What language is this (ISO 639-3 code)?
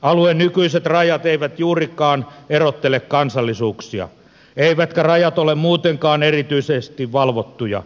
fin